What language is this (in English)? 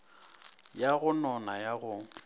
Northern Sotho